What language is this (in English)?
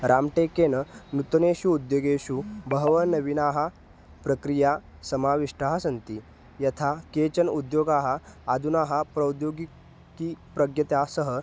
Sanskrit